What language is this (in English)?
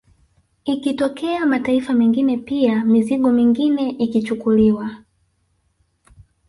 Swahili